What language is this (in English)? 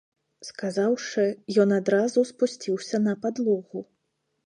Belarusian